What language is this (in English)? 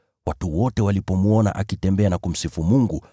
Swahili